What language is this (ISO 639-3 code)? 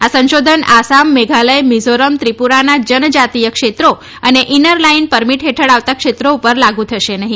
guj